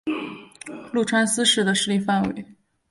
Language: Chinese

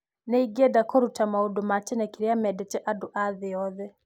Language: Kikuyu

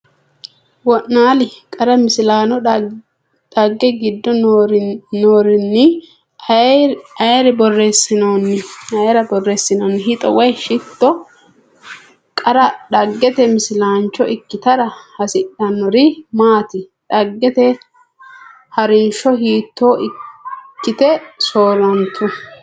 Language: Sidamo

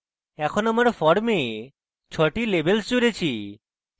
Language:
Bangla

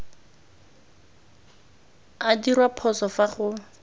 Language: Tswana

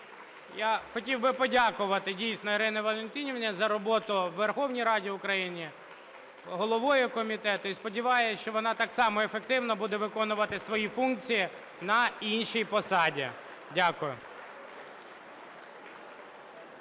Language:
Ukrainian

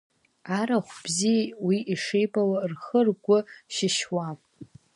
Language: Abkhazian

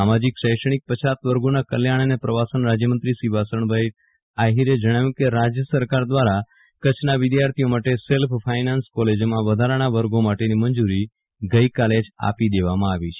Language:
Gujarati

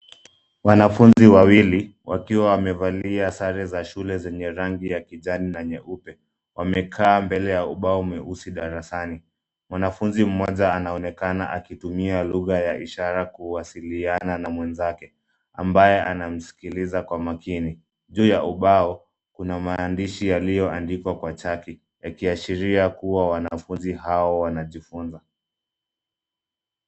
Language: Swahili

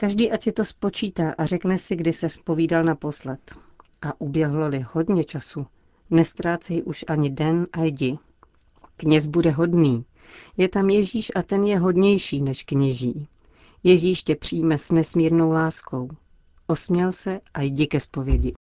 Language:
Czech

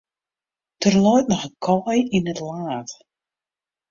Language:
Western Frisian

